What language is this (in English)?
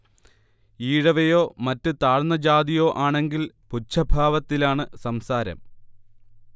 Malayalam